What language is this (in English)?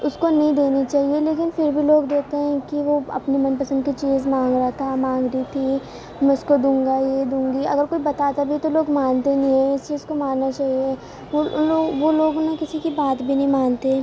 Urdu